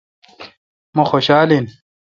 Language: Kalkoti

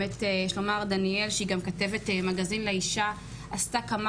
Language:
Hebrew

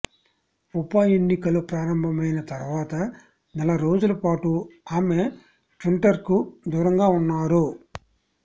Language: Telugu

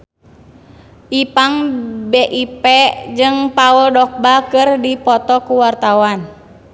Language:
Sundanese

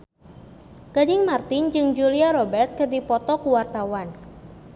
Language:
Sundanese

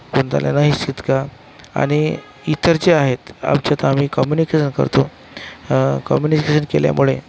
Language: Marathi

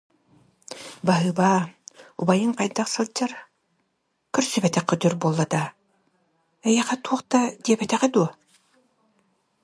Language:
Yakut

